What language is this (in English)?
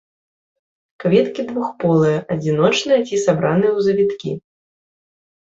Belarusian